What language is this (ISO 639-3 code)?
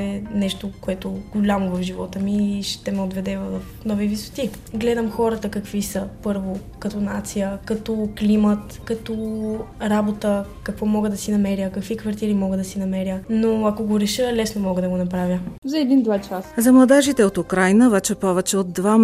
bul